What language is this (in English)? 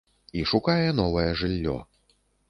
Belarusian